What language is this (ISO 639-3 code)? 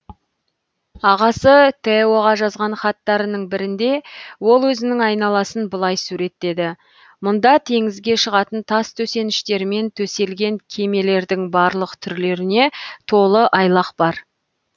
kaz